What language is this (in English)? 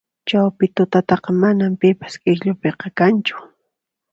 Puno Quechua